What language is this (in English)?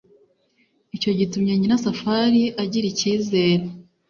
Kinyarwanda